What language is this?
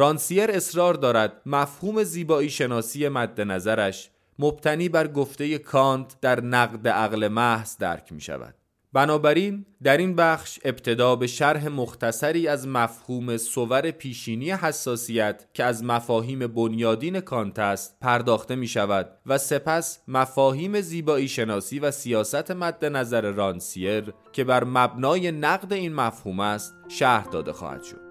Persian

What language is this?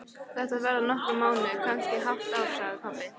Icelandic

